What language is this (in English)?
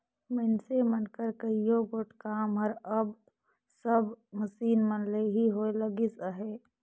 Chhattisgarhi